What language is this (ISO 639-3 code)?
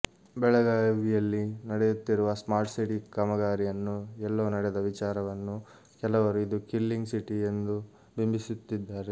kan